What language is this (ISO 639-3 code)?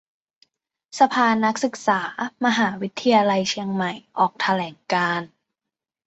tha